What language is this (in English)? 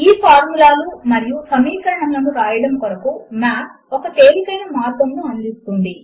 Telugu